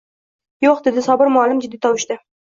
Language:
Uzbek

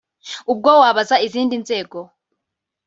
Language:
Kinyarwanda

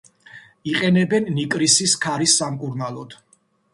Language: Georgian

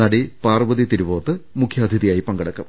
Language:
Malayalam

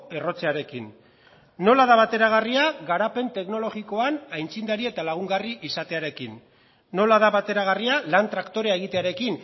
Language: Basque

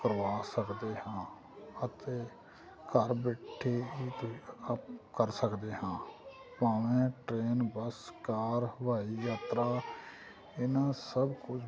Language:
Punjabi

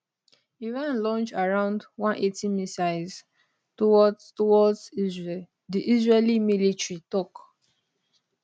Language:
Nigerian Pidgin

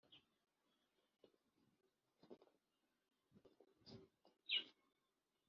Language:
Kinyarwanda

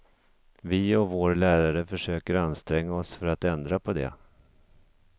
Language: Swedish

